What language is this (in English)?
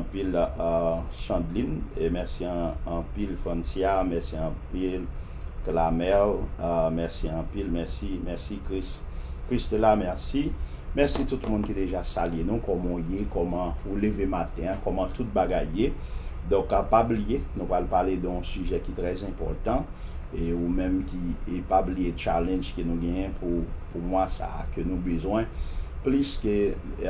French